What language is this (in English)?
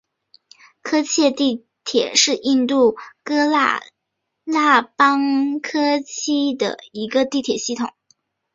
Chinese